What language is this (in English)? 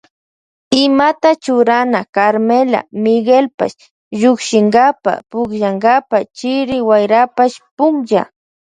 Loja Highland Quichua